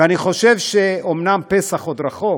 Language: Hebrew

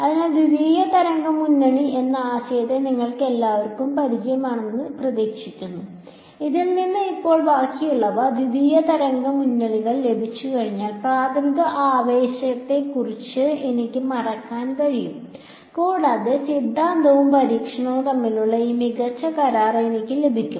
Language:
Malayalam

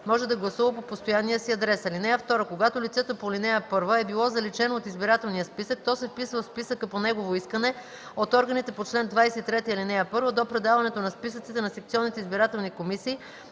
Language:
Bulgarian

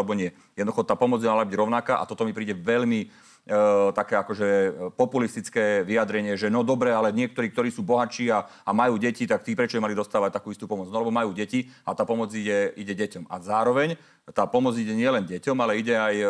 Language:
Slovak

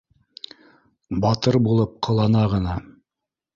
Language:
Bashkir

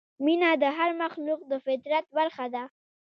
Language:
Pashto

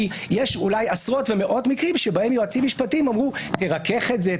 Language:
Hebrew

